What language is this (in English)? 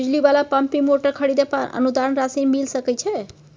Maithili